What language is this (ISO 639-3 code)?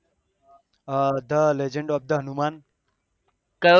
guj